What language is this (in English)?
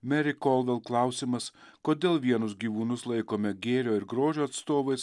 Lithuanian